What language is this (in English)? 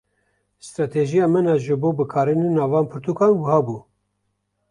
Kurdish